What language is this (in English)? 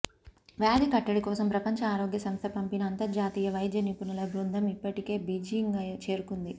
Telugu